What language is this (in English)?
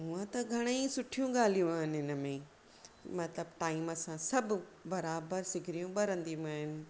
Sindhi